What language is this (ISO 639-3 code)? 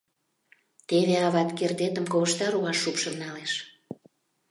chm